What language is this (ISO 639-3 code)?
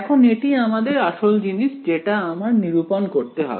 ben